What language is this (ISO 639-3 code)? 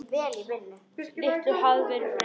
isl